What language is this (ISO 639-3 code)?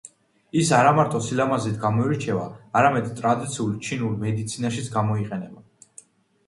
kat